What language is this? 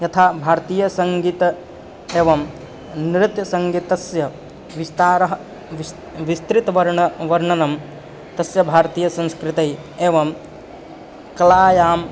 Sanskrit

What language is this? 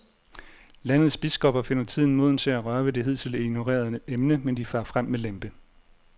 Danish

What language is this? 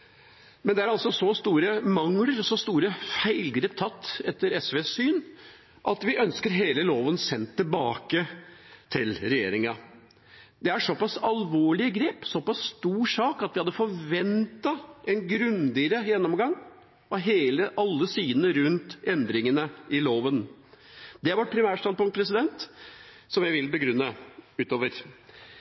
Norwegian Bokmål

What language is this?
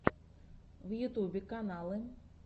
Russian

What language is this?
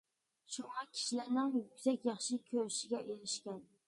Uyghur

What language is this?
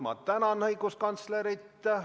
Estonian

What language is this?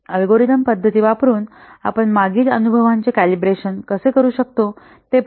Marathi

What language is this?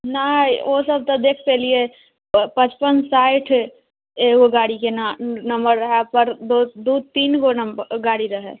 Maithili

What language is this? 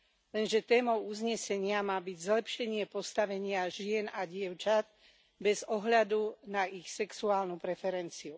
Slovak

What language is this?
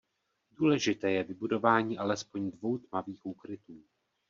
Czech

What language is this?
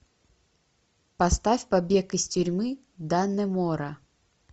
Russian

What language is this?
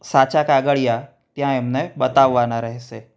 Gujarati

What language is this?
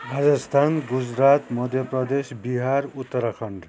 Nepali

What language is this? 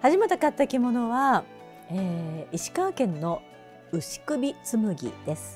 Japanese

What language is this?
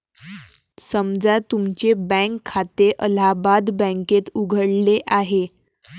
Marathi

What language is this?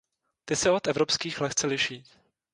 Czech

